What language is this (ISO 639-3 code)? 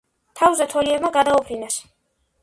kat